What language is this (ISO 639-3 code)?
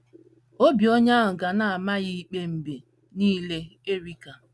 ibo